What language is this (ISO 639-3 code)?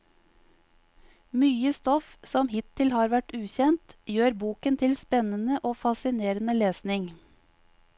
nor